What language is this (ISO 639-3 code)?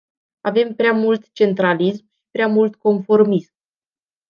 ron